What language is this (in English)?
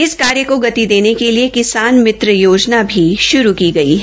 Hindi